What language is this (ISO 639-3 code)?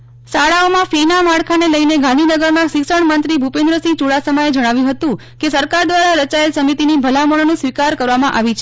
guj